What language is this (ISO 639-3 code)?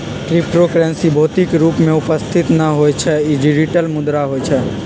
mag